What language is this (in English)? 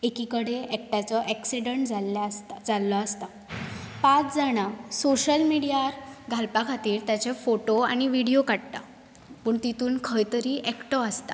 Konkani